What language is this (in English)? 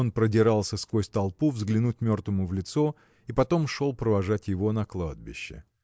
Russian